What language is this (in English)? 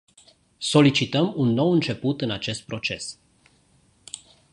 Romanian